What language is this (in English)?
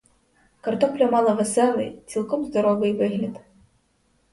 Ukrainian